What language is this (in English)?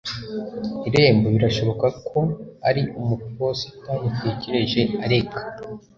Kinyarwanda